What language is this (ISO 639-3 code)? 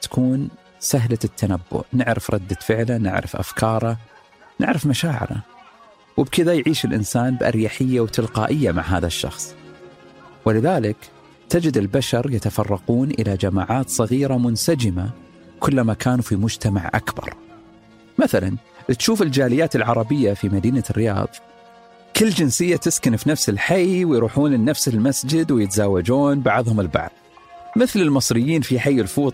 ara